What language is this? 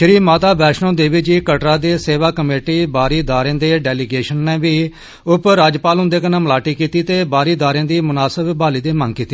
Dogri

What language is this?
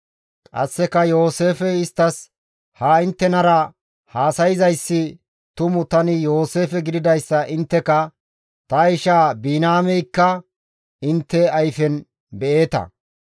Gamo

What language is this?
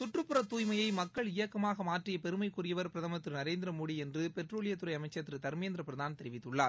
Tamil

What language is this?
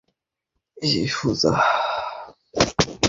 Bangla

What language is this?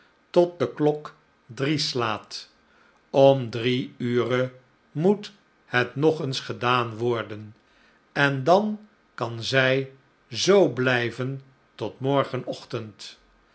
Dutch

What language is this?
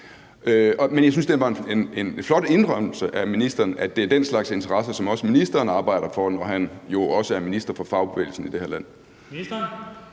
Danish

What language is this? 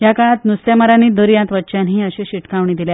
Konkani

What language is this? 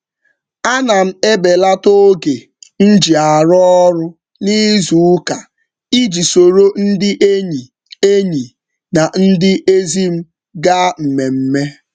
Igbo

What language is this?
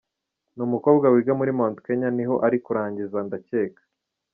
Kinyarwanda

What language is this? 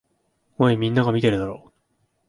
Japanese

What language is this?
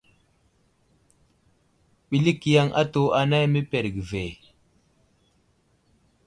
Wuzlam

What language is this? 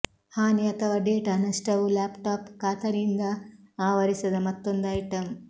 Kannada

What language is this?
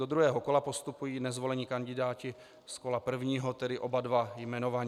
Czech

